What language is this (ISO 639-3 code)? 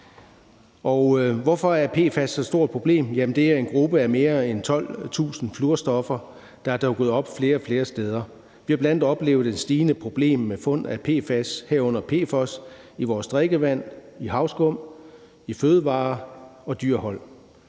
dan